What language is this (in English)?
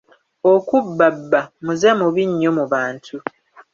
Ganda